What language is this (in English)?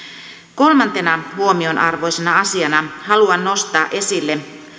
Finnish